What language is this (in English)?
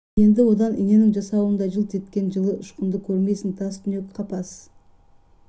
Kazakh